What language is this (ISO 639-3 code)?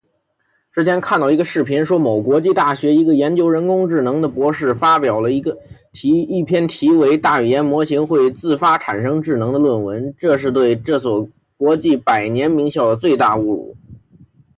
zho